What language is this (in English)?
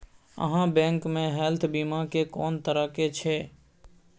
Maithili